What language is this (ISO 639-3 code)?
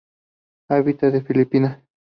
spa